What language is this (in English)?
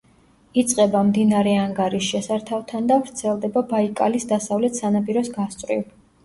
Georgian